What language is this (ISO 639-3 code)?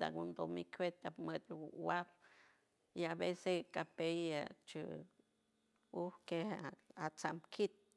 hue